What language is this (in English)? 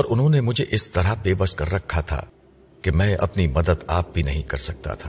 Urdu